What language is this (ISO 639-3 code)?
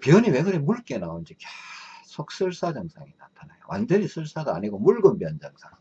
kor